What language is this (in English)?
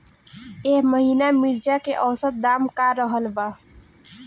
Bhojpuri